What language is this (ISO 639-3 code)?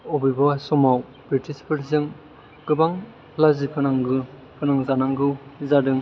brx